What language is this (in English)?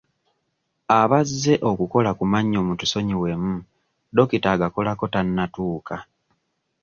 Ganda